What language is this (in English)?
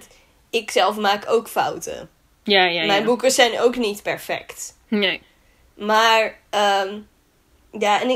Dutch